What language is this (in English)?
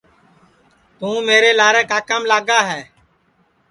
Sansi